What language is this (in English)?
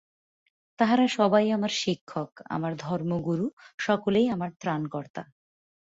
Bangla